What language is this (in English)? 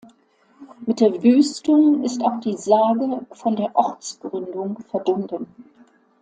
German